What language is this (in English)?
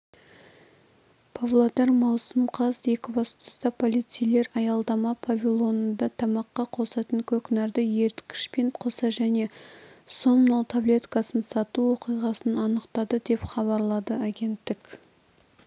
Kazakh